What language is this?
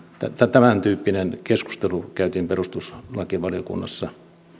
Finnish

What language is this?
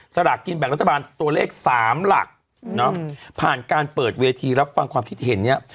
Thai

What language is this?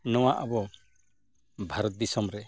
Santali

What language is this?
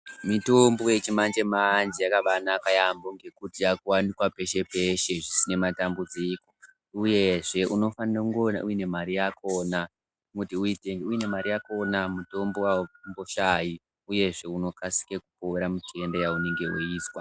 Ndau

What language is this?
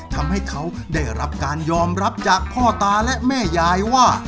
Thai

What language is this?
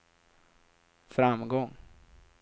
Swedish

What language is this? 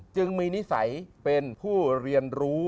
Thai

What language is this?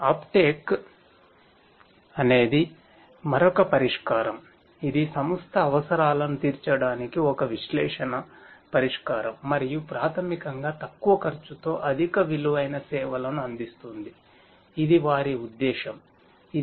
Telugu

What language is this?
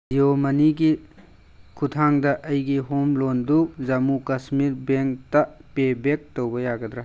Manipuri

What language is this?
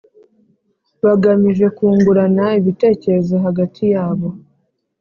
Kinyarwanda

